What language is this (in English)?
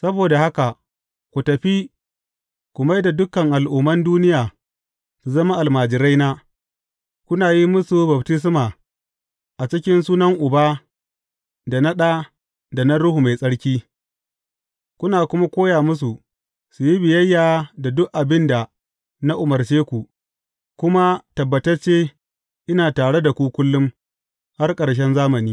Hausa